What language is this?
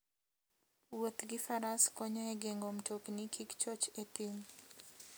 Luo (Kenya and Tanzania)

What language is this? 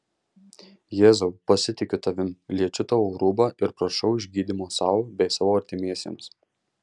Lithuanian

